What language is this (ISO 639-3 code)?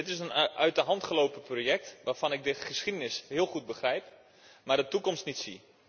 nld